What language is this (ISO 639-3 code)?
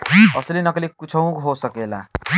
bho